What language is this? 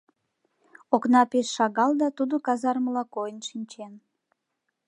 Mari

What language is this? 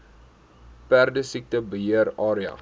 Afrikaans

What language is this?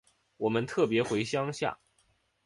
Chinese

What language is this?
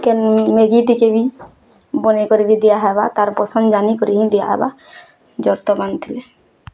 Odia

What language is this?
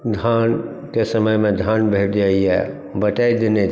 Maithili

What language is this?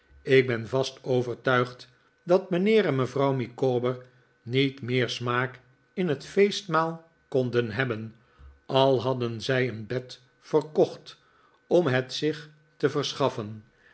Dutch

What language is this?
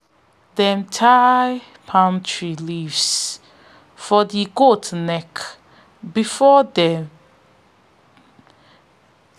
Nigerian Pidgin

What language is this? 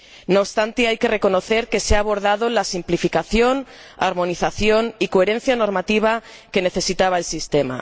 Spanish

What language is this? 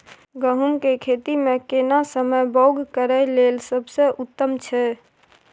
Maithili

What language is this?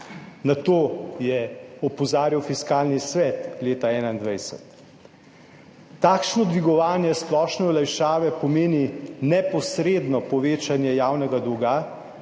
Slovenian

